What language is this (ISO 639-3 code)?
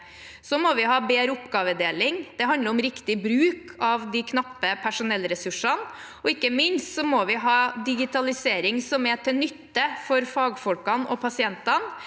nor